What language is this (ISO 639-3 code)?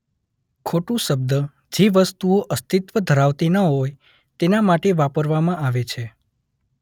guj